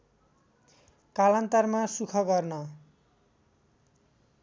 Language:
Nepali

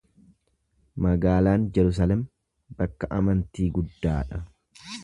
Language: Oromo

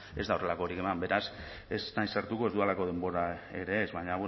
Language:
Basque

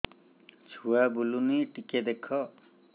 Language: Odia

